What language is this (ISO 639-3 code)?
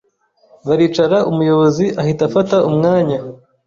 kin